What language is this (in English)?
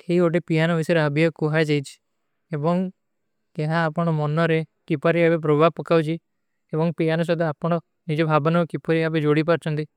Kui (India)